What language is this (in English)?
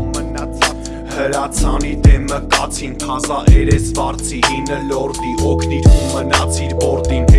Armenian